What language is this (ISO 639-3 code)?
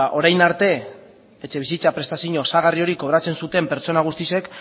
eus